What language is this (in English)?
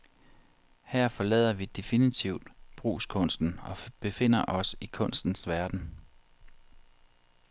Danish